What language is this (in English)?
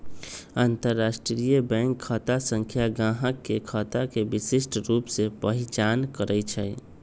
Magahi